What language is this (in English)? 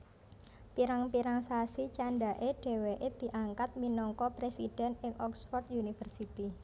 Javanese